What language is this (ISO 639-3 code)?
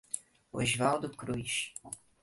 por